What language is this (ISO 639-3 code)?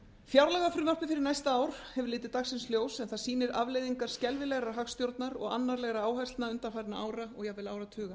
isl